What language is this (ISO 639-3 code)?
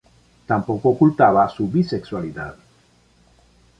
spa